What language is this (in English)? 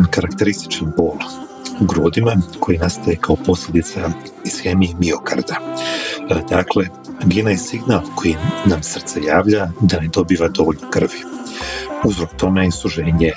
Croatian